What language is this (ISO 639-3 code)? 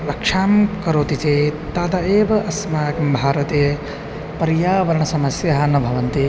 san